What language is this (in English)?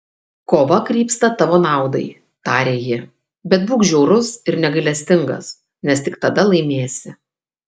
Lithuanian